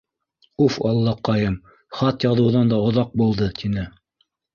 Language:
Bashkir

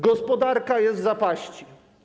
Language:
Polish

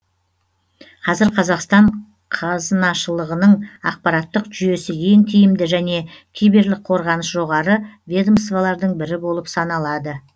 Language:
Kazakh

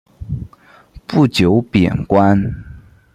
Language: Chinese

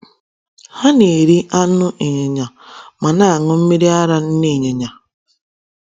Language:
Igbo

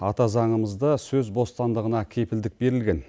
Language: Kazakh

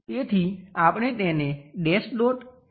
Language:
Gujarati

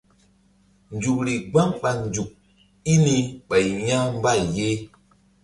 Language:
Mbum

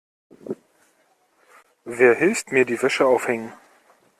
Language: German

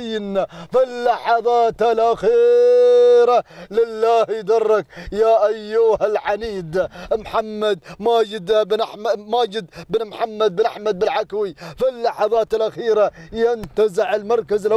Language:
Arabic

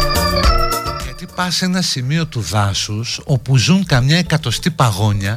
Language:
Greek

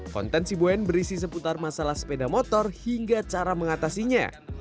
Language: Indonesian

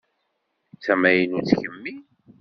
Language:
Kabyle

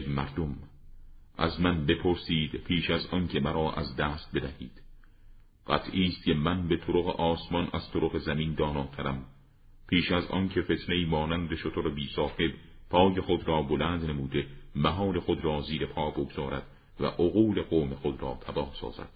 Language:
Persian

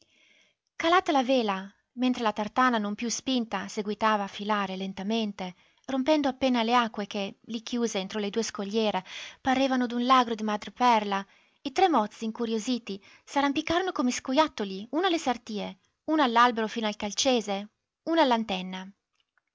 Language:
Italian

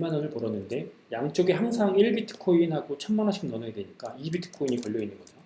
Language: Korean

